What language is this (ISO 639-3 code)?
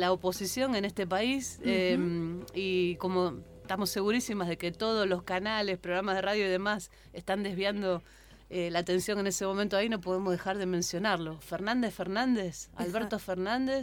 spa